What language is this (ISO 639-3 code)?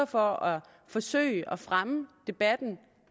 dan